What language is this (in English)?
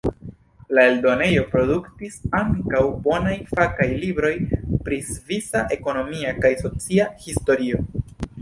Esperanto